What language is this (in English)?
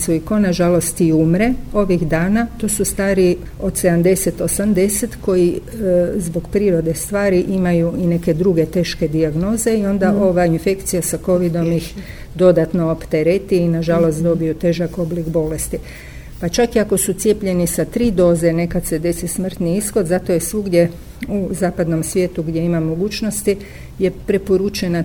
Croatian